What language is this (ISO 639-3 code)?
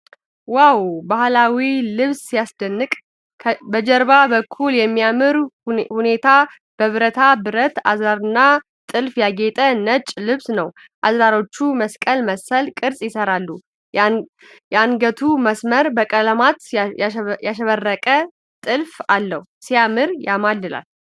amh